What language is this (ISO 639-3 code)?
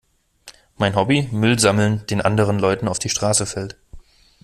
deu